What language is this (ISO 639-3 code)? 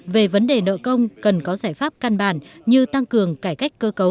vie